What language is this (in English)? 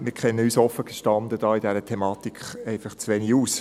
Swiss German